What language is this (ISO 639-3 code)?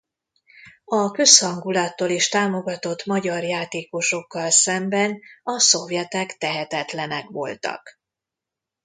hun